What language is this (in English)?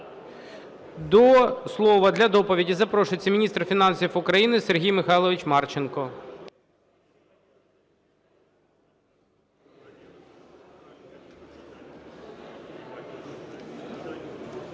Ukrainian